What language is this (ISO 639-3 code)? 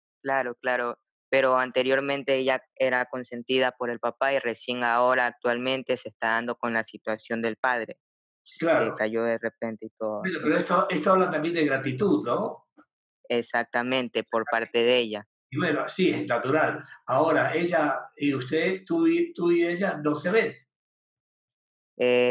spa